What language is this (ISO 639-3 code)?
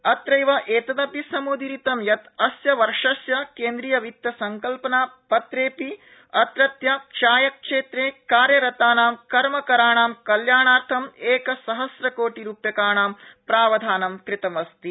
san